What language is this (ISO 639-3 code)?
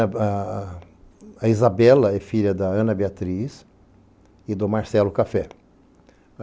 por